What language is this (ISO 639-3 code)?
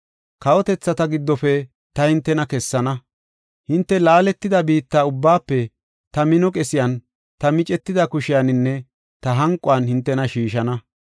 gof